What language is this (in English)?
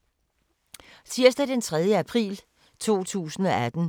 Danish